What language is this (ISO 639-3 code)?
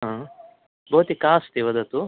san